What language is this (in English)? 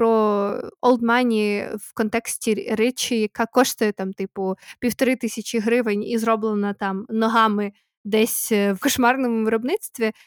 Ukrainian